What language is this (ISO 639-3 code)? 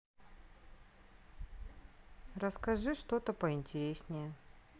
rus